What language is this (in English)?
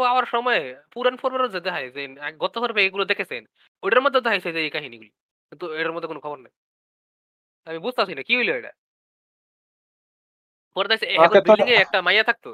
Bangla